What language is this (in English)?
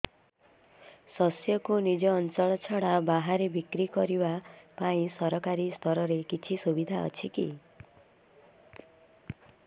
Odia